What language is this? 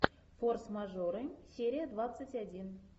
Russian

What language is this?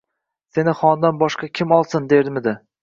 Uzbek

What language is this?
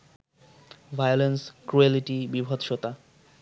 Bangla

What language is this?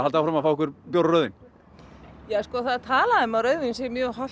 Icelandic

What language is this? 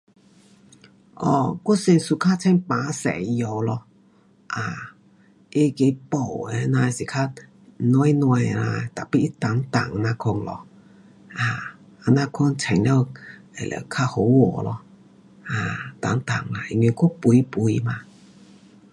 Pu-Xian Chinese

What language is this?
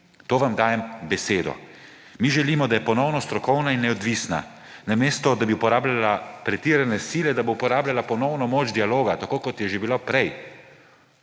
Slovenian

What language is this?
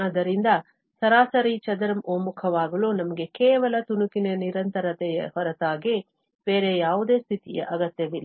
Kannada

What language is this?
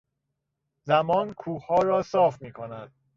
Persian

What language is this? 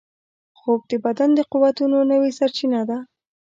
Pashto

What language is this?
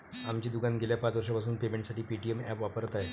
Marathi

